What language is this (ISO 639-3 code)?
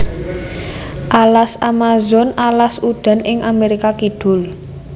jav